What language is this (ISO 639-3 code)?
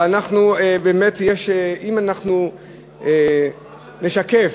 heb